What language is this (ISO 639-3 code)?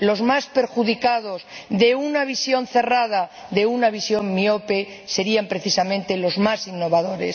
spa